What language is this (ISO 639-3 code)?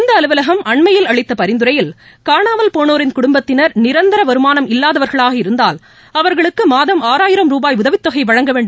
tam